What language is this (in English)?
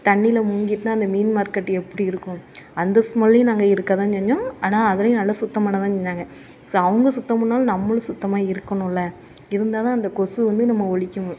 Tamil